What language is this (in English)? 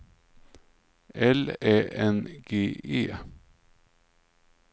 Swedish